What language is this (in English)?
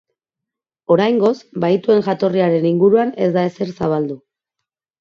Basque